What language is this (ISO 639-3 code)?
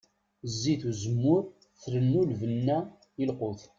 kab